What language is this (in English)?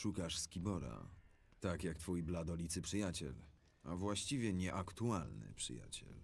Polish